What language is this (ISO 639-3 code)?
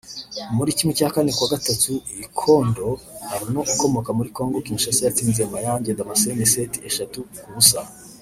kin